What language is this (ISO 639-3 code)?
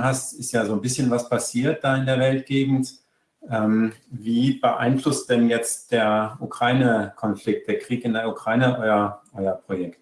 deu